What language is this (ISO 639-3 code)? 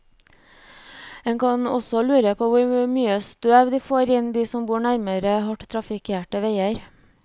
nor